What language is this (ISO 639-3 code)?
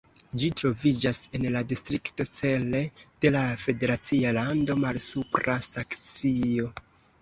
epo